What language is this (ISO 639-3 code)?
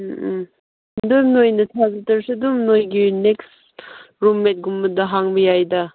mni